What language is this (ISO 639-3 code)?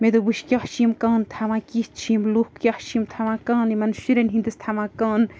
kas